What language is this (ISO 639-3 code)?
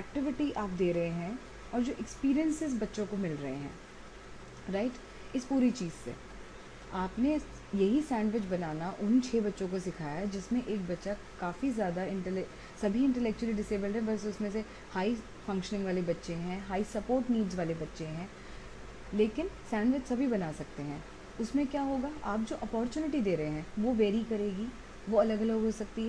hin